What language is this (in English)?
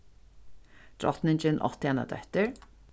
Faroese